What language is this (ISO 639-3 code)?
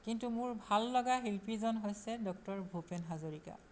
asm